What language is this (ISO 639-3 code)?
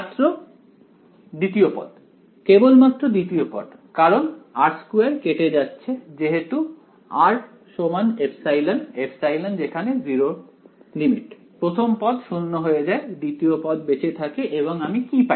ben